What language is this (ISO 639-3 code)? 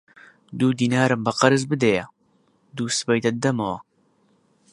ckb